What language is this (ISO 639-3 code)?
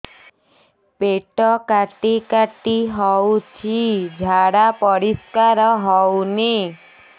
ori